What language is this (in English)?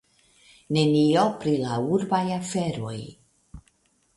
Esperanto